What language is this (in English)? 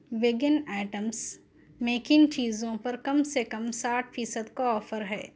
Urdu